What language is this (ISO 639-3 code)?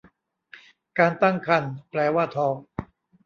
tha